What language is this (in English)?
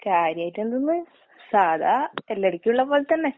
Malayalam